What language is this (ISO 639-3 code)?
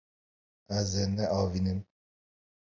kur